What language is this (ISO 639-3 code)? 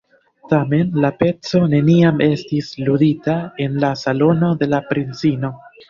epo